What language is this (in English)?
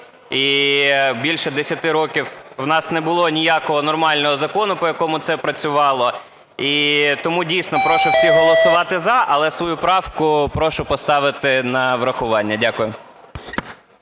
Ukrainian